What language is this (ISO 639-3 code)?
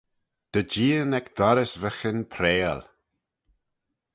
glv